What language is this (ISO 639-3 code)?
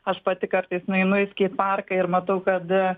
lit